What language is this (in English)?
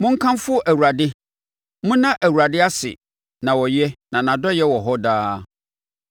Akan